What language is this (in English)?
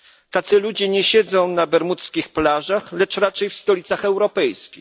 Polish